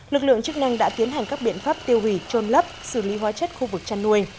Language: Vietnamese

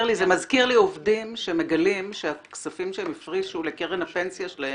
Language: Hebrew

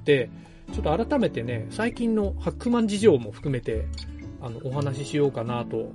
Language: Japanese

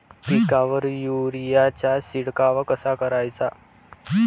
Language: Marathi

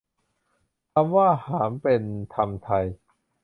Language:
Thai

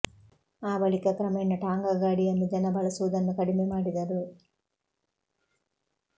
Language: Kannada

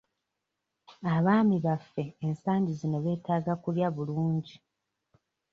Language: Ganda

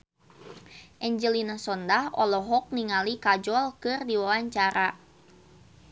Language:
Sundanese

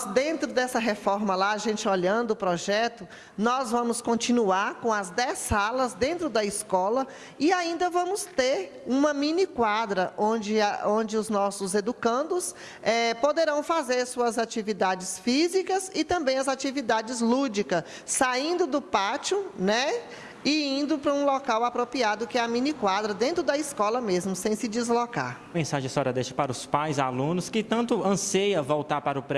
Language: Portuguese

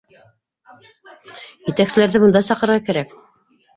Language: Bashkir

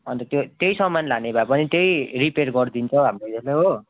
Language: Nepali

